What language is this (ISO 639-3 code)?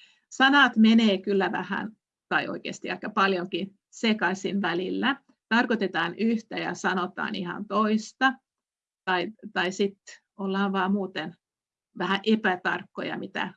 fin